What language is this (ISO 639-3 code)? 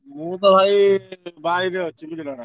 ori